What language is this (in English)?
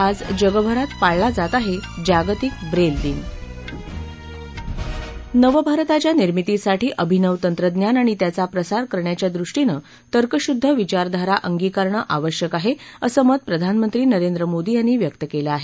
Marathi